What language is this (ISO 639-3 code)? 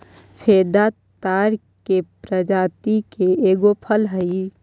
mag